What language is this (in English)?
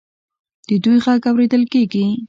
Pashto